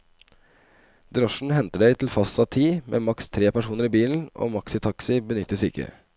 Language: Norwegian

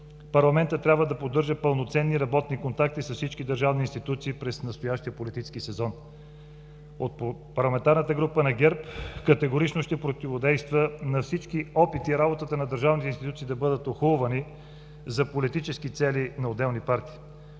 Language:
Bulgarian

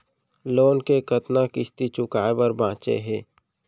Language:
Chhattisgarhi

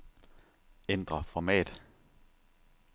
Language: Danish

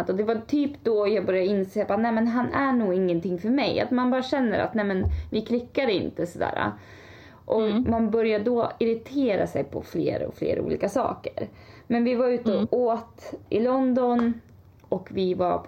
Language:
Swedish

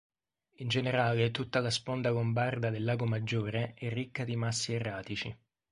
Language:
Italian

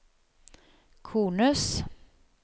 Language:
Norwegian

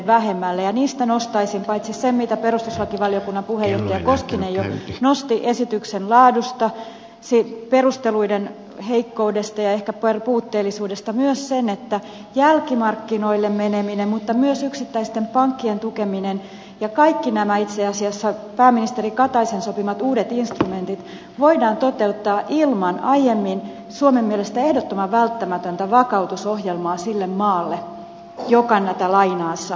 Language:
Finnish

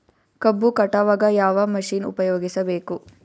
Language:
Kannada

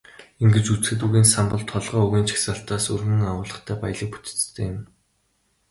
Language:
Mongolian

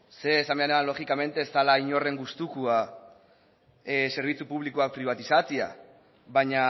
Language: Basque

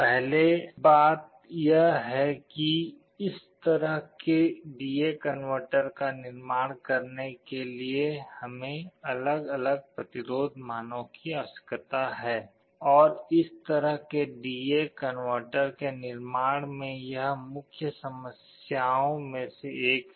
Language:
Hindi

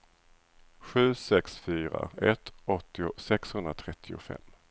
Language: Swedish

